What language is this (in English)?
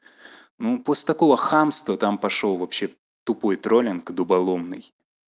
Russian